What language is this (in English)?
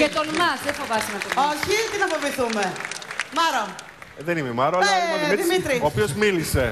Greek